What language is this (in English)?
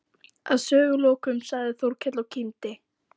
Icelandic